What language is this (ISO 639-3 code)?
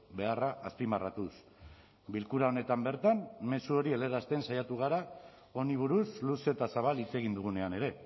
eus